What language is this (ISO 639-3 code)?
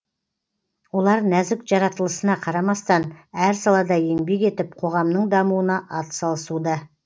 kaz